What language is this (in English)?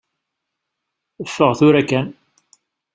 Kabyle